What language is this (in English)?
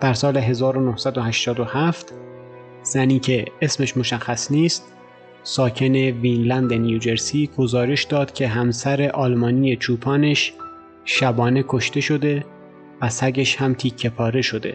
Persian